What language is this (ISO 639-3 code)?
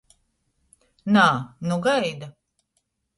ltg